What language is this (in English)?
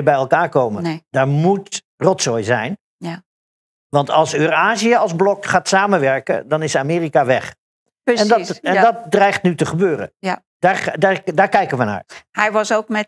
Dutch